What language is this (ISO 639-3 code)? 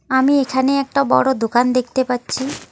ben